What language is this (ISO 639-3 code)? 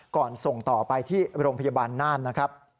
tha